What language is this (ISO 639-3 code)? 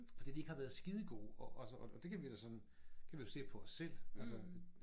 dan